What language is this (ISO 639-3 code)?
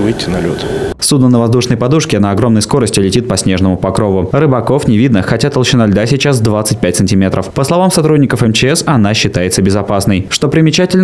rus